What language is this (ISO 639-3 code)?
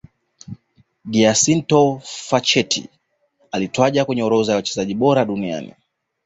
swa